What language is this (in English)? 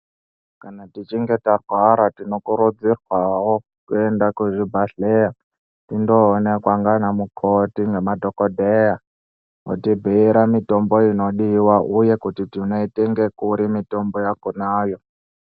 Ndau